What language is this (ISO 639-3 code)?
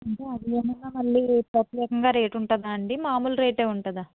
tel